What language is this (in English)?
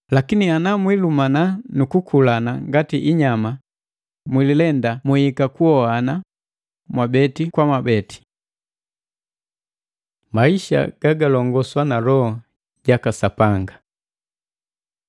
Matengo